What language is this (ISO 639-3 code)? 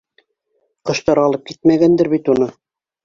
bak